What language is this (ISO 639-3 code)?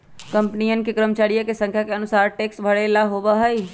mag